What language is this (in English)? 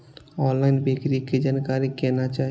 Maithili